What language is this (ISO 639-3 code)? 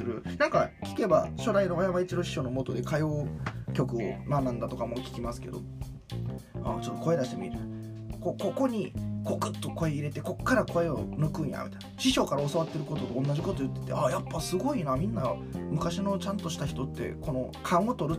jpn